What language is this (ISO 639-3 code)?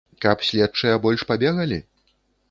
bel